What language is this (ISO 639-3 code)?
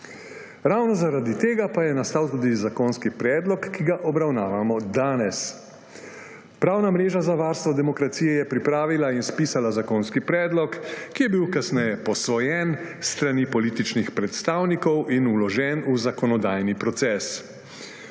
slv